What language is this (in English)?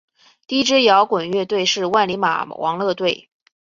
Chinese